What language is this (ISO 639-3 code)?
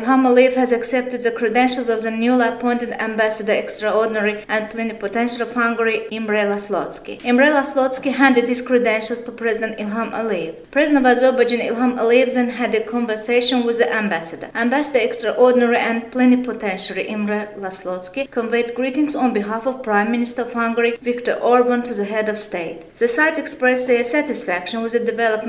eng